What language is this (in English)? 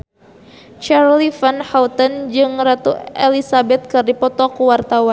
Sundanese